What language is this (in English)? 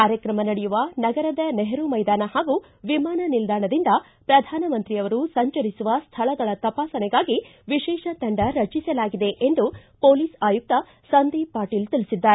Kannada